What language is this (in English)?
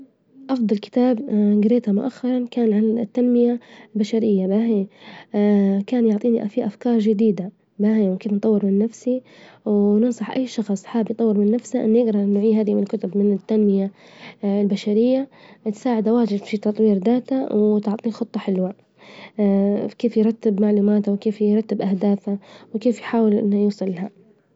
Libyan Arabic